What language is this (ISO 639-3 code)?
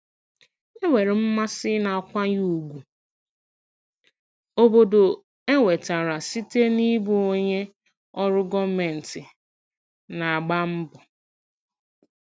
ibo